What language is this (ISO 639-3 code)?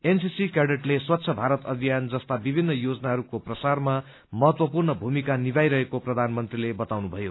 nep